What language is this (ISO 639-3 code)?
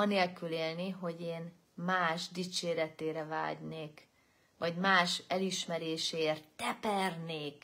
hun